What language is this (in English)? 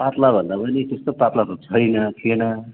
Nepali